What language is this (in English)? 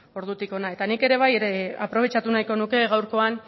Basque